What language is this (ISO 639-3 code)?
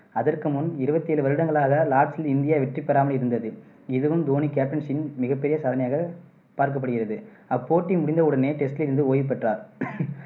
tam